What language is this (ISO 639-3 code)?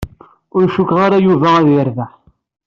kab